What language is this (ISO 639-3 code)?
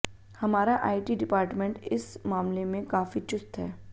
hin